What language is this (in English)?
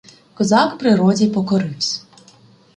Ukrainian